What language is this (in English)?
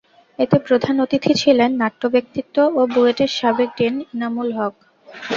Bangla